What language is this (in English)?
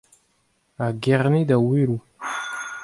Breton